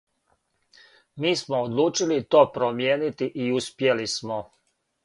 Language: Serbian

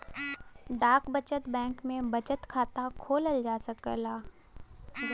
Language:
Bhojpuri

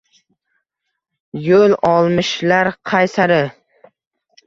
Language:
Uzbek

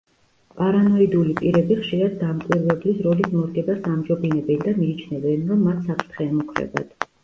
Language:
Georgian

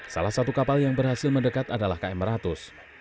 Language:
Indonesian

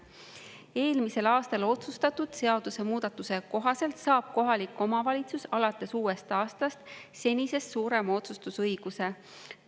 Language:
Estonian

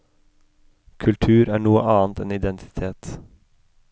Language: Norwegian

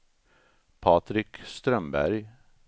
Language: Swedish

